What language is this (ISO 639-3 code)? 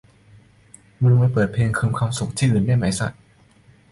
tha